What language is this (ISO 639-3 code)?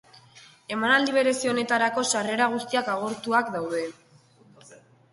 eus